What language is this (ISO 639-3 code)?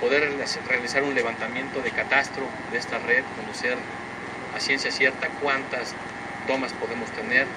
spa